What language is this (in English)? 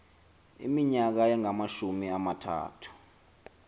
Xhosa